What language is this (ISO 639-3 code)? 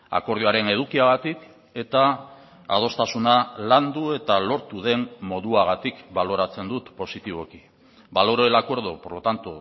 eus